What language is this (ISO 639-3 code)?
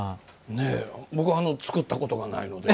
jpn